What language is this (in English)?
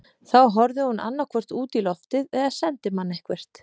Icelandic